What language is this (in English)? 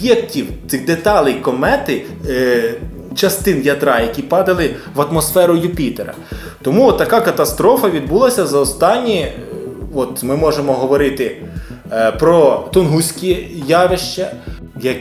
Ukrainian